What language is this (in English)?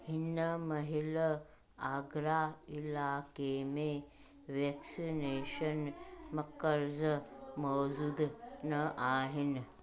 Sindhi